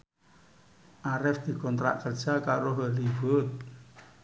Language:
Javanese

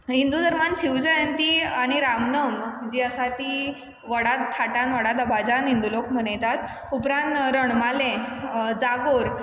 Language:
Konkani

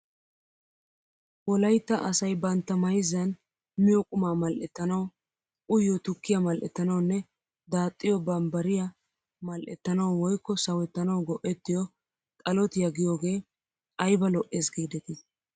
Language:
Wolaytta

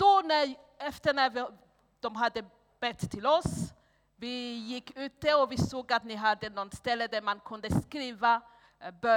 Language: Swedish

